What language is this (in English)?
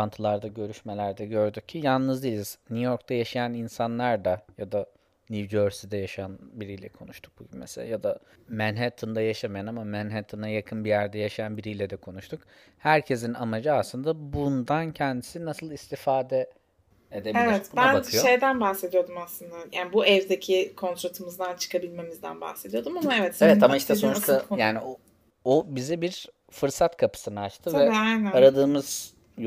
Turkish